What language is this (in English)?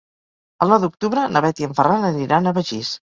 Catalan